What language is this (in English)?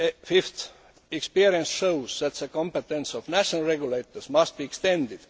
English